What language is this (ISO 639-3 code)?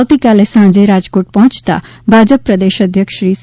guj